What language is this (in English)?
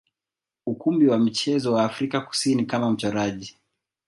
Swahili